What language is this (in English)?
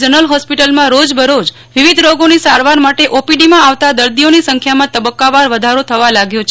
Gujarati